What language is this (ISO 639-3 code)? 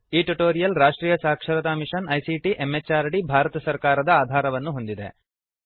kan